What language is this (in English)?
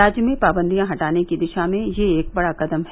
Hindi